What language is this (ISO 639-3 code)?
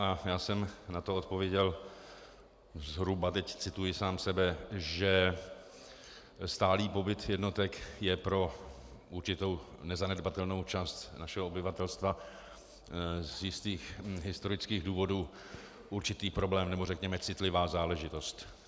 ces